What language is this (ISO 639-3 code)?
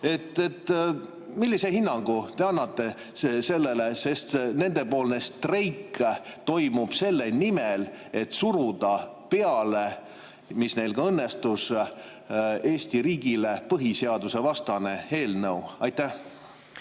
est